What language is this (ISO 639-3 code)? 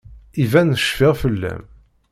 kab